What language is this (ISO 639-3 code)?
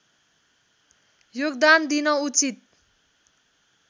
nep